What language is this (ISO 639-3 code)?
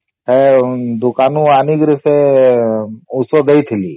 ori